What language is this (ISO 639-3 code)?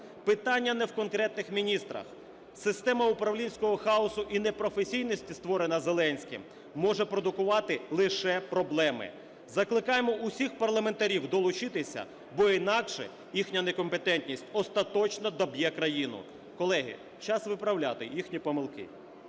ukr